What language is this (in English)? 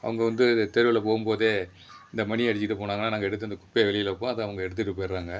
Tamil